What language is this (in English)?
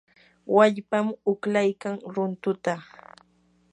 Yanahuanca Pasco Quechua